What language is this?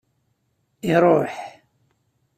Kabyle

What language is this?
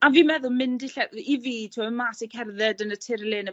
Welsh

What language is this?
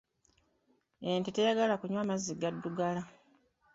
Ganda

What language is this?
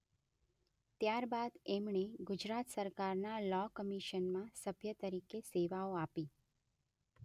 Gujarati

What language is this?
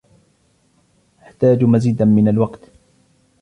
Arabic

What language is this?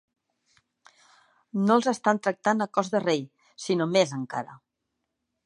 Catalan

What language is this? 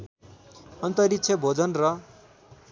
Nepali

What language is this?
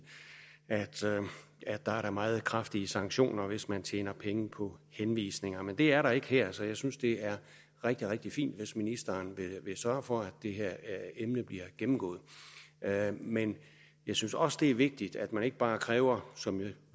Danish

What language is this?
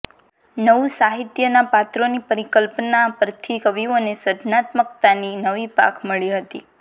Gujarati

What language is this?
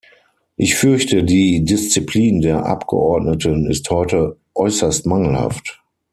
German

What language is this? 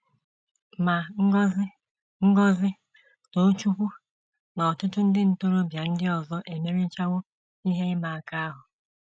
Igbo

